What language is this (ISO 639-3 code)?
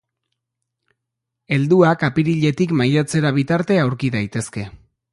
eus